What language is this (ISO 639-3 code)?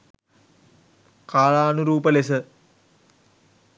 sin